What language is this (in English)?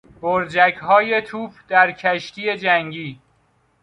Persian